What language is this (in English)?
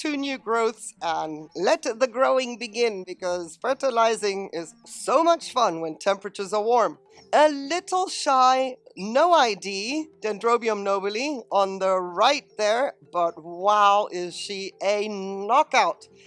English